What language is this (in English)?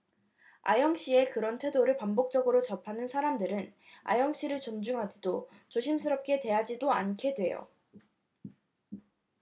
Korean